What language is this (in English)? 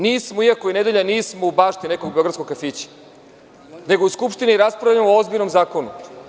Serbian